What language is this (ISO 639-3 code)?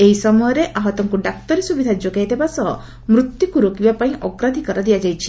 ori